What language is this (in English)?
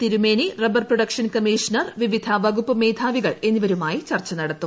Malayalam